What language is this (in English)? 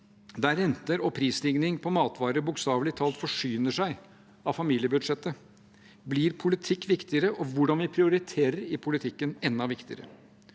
Norwegian